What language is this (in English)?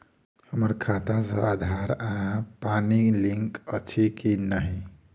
Maithili